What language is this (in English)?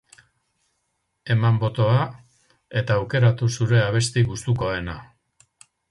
Basque